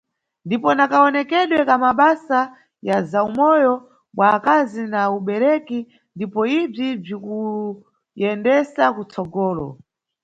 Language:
Nyungwe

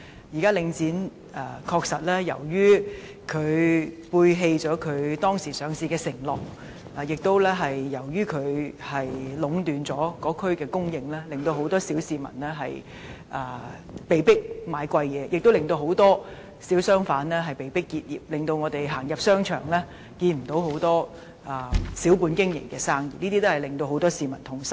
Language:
Cantonese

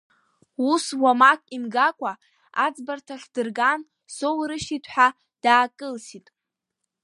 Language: Abkhazian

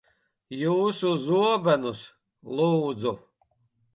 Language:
Latvian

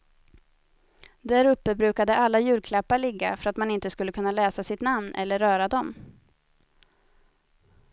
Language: Swedish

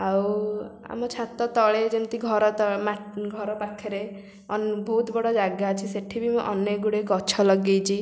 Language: Odia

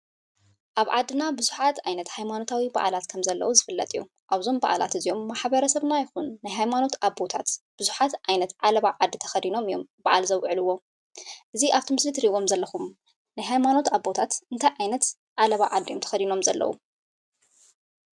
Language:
Tigrinya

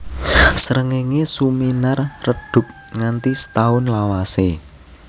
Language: Javanese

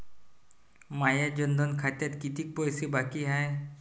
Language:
Marathi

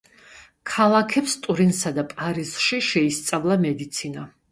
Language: Georgian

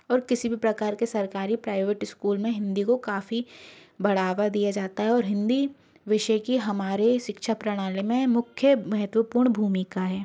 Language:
Hindi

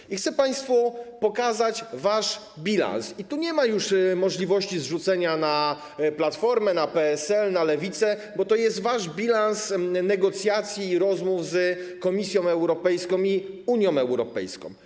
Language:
Polish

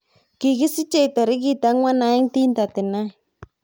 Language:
Kalenjin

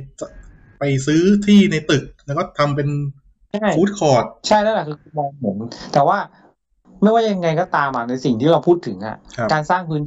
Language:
Thai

